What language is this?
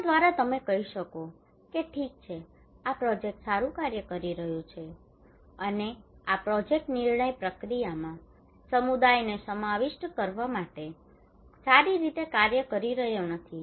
Gujarati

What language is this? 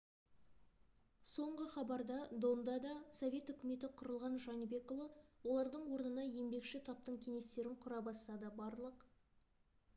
Kazakh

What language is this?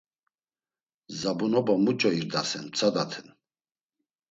Laz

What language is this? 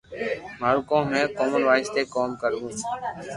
Loarki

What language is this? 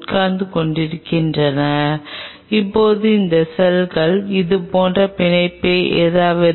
Tamil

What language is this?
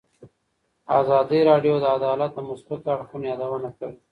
Pashto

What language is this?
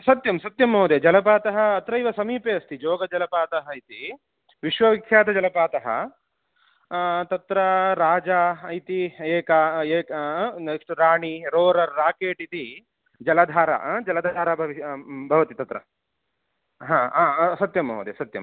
Sanskrit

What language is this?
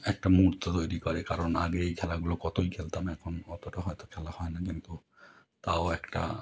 Bangla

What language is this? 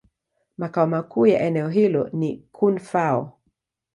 Swahili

